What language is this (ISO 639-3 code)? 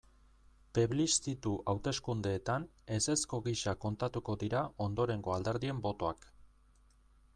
eus